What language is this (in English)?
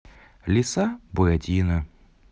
Russian